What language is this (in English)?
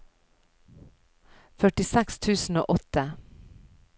Norwegian